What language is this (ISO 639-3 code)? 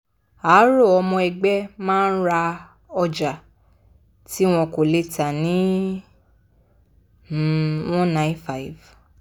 yor